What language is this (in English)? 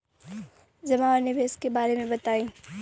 Bhojpuri